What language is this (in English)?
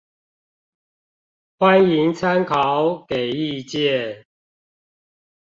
Chinese